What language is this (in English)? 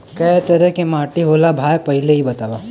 Bhojpuri